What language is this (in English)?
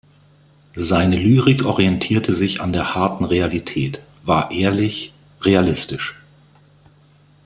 German